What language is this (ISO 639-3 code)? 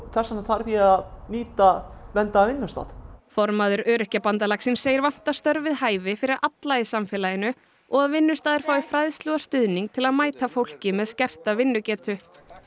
isl